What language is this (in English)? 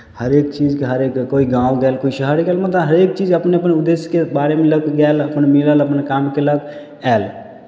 Maithili